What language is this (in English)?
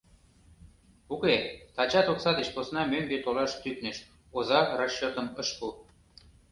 Mari